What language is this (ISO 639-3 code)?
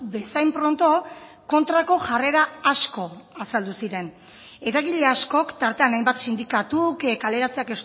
eus